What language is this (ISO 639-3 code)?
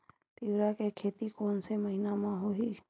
hne